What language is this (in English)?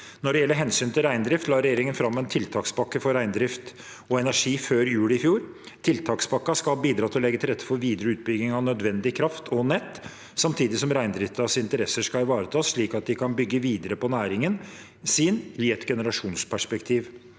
Norwegian